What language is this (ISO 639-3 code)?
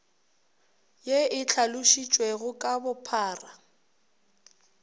nso